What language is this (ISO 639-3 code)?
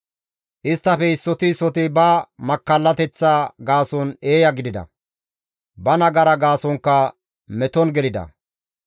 gmv